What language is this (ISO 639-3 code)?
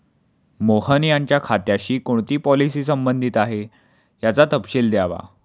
mar